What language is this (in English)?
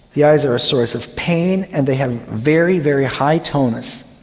English